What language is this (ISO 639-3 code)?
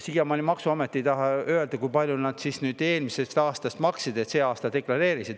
est